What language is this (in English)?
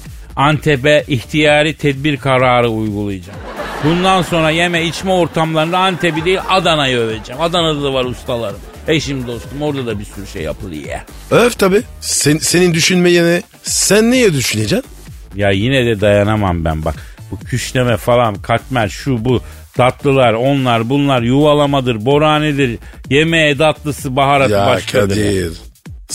Turkish